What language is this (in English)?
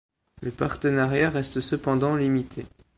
French